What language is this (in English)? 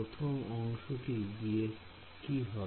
Bangla